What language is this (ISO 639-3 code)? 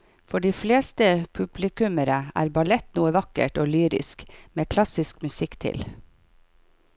nor